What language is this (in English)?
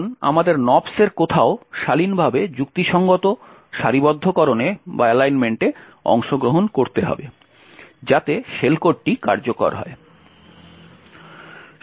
Bangla